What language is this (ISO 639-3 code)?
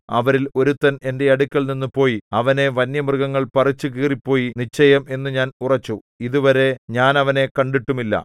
mal